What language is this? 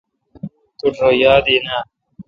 Kalkoti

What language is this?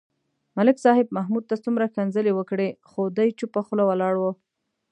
Pashto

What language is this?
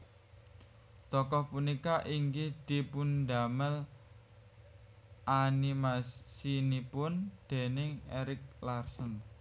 Javanese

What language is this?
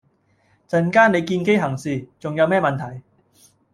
Cantonese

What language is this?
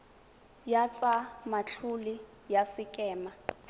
Tswana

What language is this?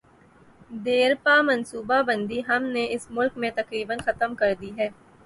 Urdu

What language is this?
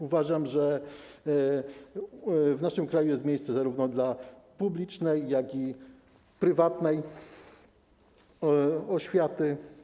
Polish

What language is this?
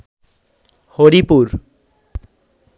Bangla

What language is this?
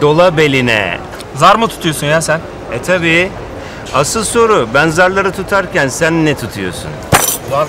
Turkish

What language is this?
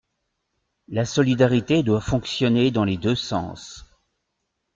French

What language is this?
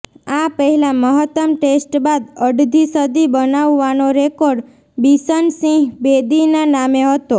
Gujarati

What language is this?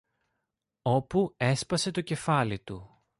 Greek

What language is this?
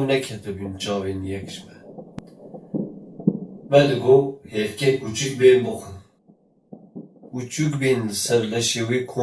French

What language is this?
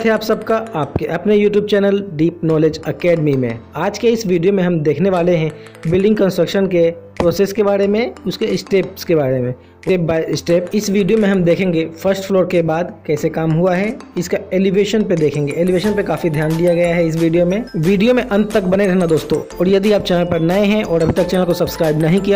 Hindi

